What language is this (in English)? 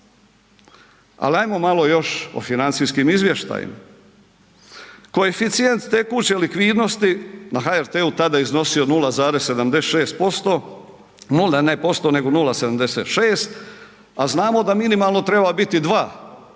Croatian